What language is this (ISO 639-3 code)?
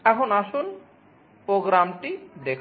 ben